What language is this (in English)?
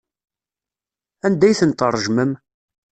Kabyle